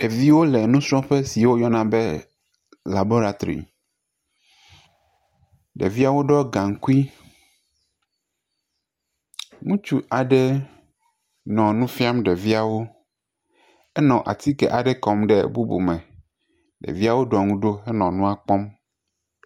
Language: Ewe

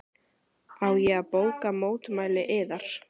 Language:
Icelandic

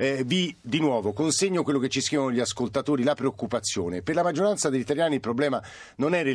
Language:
Italian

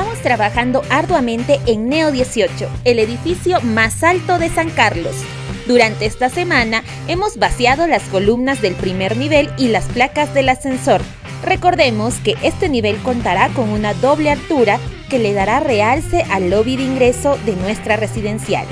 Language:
Spanish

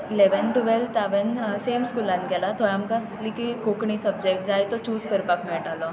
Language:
Konkani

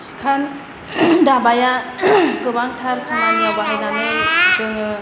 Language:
Bodo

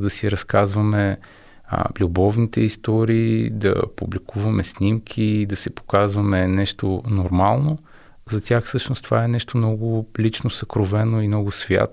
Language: Bulgarian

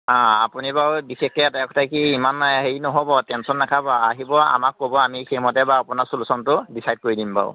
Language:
Assamese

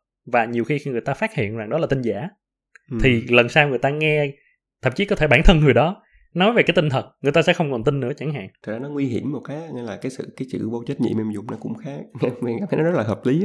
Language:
Vietnamese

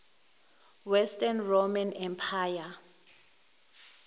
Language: Zulu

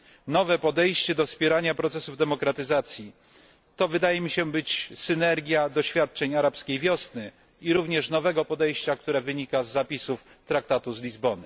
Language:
Polish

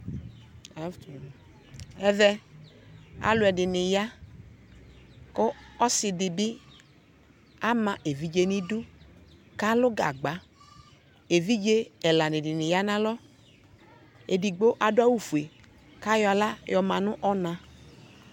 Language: Ikposo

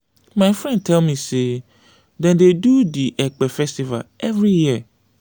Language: Nigerian Pidgin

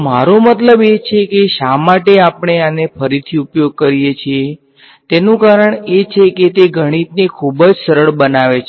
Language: Gujarati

